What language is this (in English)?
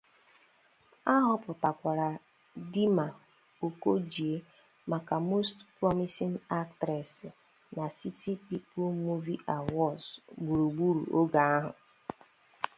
Igbo